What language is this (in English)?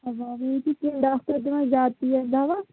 Kashmiri